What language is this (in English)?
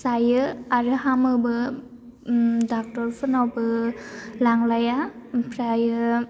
Bodo